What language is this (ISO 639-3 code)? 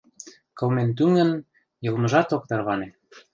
chm